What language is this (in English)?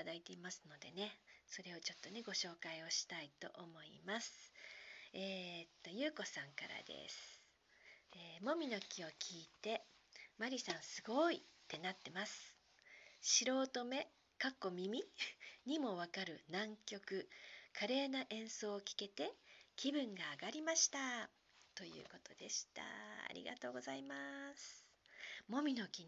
Japanese